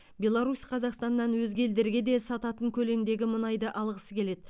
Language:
Kazakh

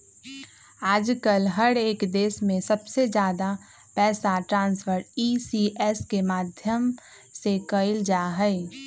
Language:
Magahi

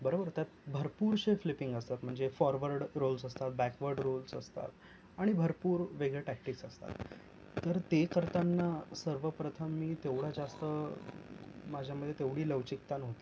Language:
Marathi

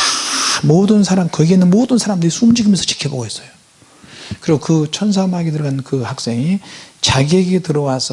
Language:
Korean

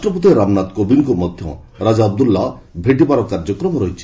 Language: Odia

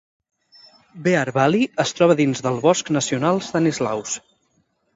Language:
Catalan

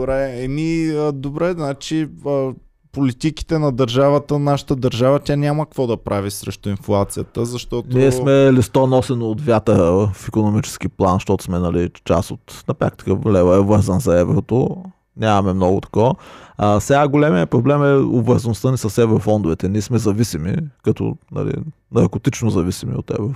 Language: Bulgarian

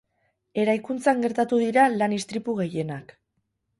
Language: Basque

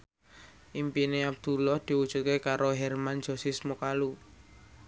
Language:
Javanese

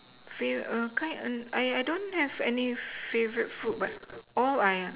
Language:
English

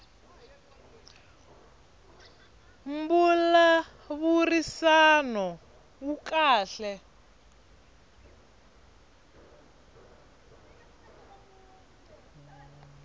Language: Tsonga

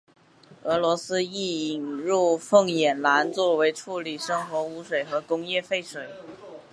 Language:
Chinese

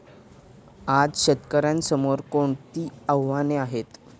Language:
Marathi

